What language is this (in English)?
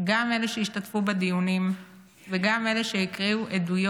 Hebrew